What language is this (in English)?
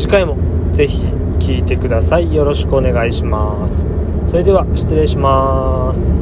Japanese